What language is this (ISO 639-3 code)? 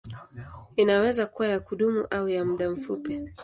swa